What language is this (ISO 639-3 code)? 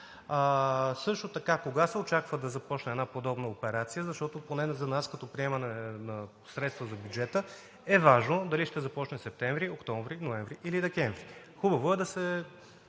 bul